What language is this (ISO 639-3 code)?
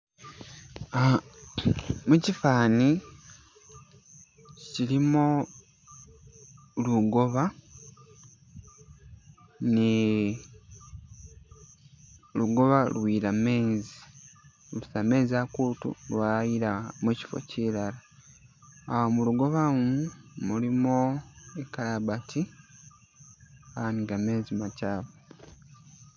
myx